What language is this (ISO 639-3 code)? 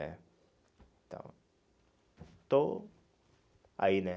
por